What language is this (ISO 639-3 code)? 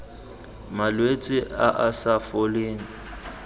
tsn